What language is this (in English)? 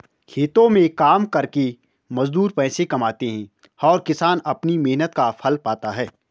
Hindi